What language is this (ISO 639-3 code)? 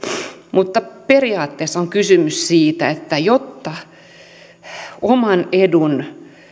fin